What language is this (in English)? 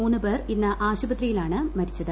Malayalam